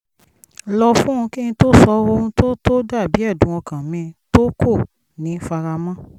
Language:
Yoruba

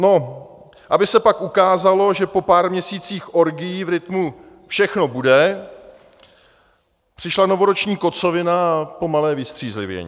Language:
Czech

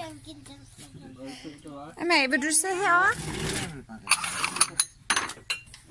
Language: Danish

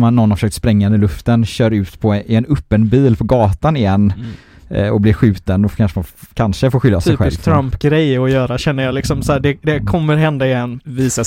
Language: Swedish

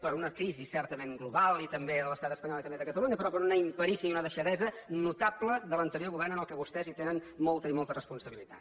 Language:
Catalan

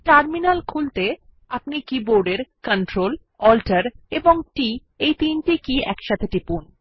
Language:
Bangla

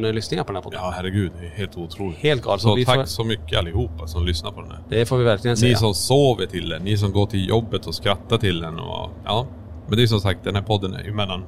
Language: Swedish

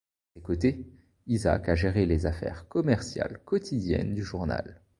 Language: French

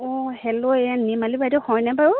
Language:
Assamese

